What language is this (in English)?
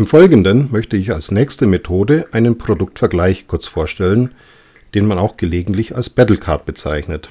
German